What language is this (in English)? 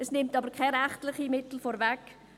Swiss German